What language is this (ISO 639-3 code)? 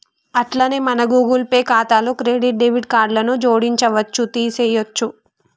tel